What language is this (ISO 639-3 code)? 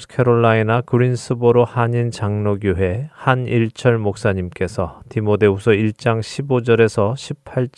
kor